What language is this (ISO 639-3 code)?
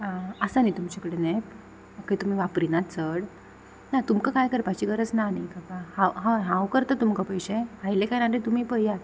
kok